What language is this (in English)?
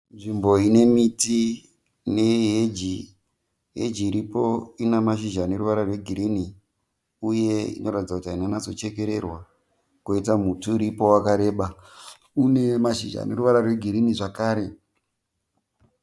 Shona